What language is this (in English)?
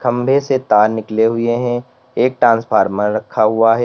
Hindi